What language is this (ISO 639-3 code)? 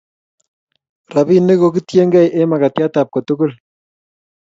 kln